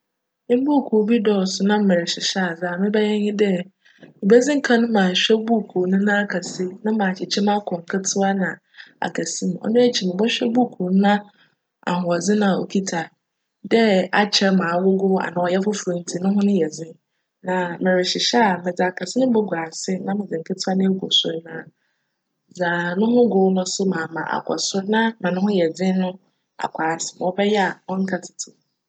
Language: Akan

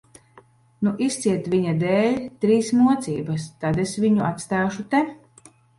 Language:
Latvian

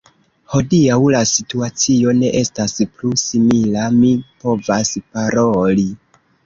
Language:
Esperanto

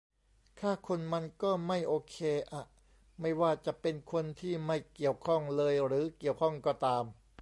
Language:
Thai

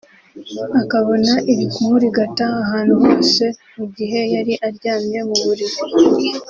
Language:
Kinyarwanda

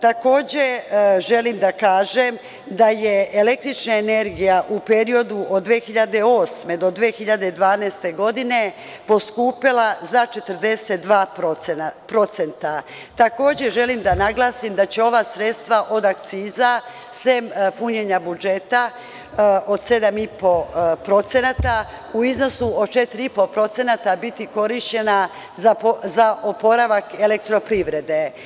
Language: Serbian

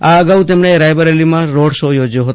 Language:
Gujarati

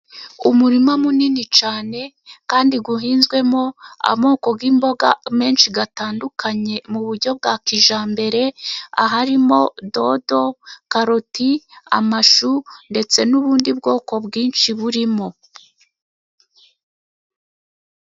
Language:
Kinyarwanda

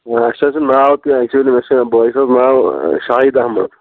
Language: Kashmiri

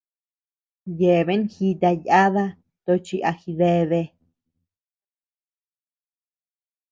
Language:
Tepeuxila Cuicatec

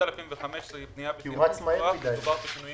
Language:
Hebrew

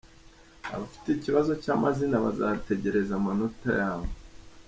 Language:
Kinyarwanda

